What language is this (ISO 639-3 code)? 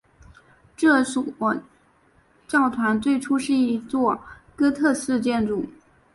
zho